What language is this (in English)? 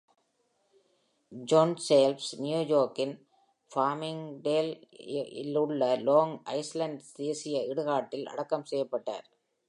Tamil